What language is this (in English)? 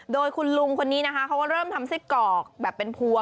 Thai